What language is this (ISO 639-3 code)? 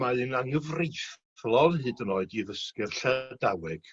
cym